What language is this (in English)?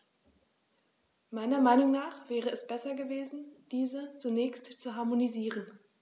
German